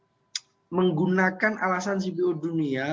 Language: Indonesian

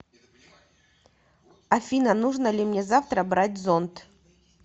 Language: Russian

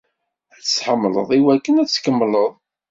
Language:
Kabyle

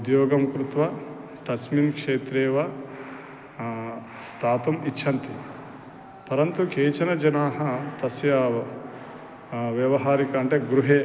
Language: Sanskrit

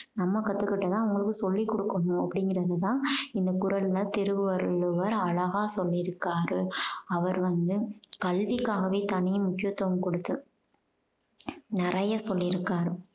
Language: Tamil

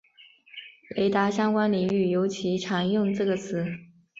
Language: Chinese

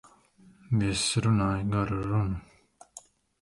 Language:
Latvian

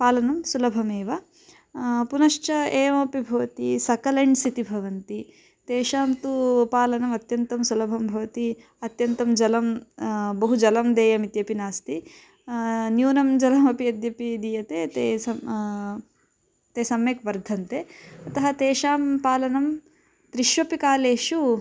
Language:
Sanskrit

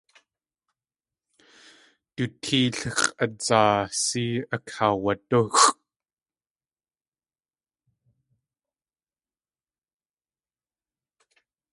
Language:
Tlingit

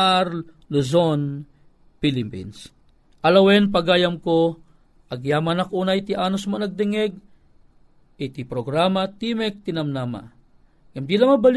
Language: Filipino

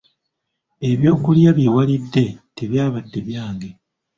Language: Ganda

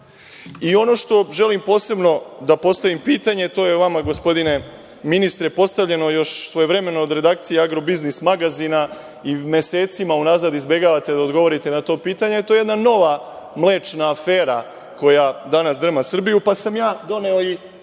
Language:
Serbian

